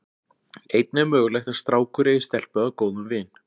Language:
Icelandic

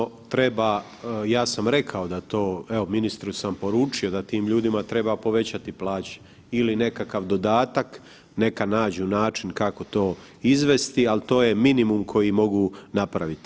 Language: Croatian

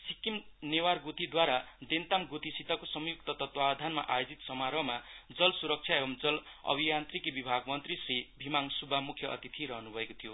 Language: Nepali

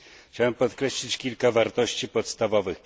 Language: Polish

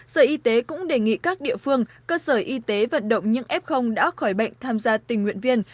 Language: Vietnamese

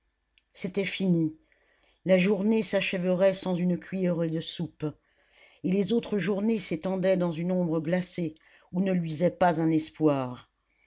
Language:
French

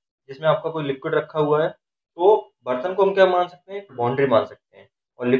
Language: Hindi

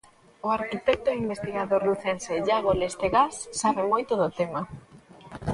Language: Galician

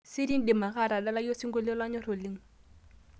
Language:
Masai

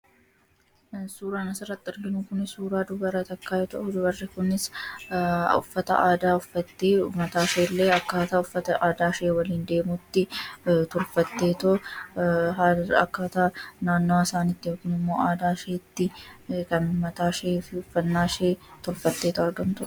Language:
Oromo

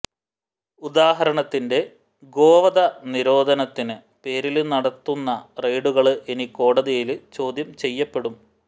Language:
Malayalam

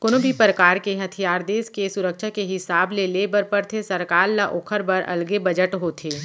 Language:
Chhattisgarhi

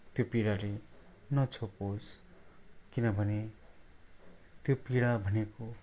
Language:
Nepali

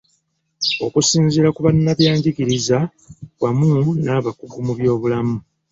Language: Ganda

